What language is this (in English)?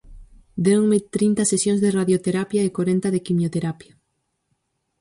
Galician